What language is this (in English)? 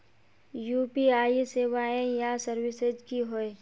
Magahi